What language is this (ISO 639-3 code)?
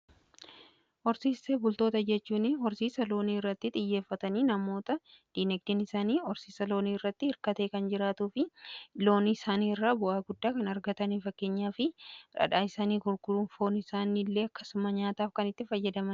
orm